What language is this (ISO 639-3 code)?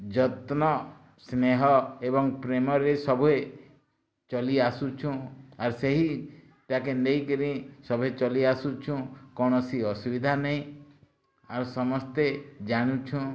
ori